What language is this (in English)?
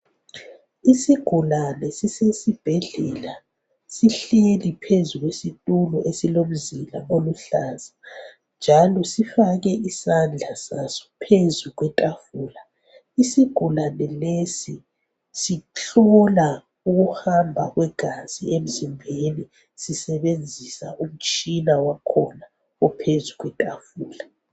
North Ndebele